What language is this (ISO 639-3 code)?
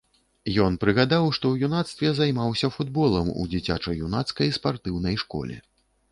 bel